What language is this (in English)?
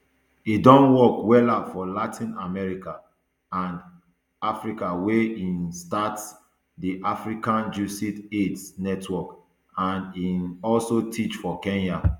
Nigerian Pidgin